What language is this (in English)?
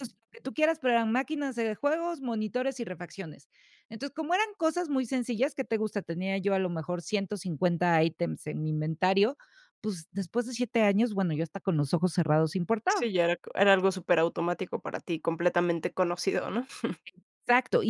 Spanish